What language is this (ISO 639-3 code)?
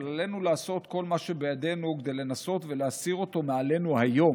heb